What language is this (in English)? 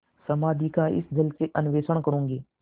Hindi